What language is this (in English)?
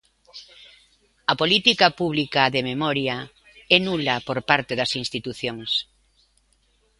Galician